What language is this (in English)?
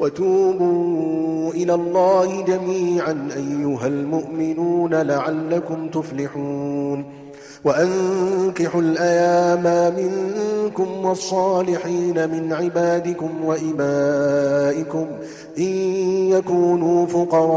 Arabic